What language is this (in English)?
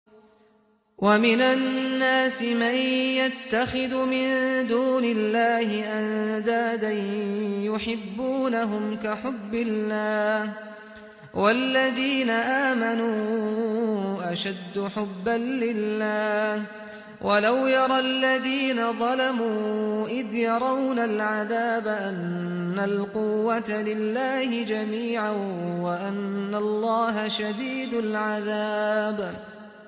Arabic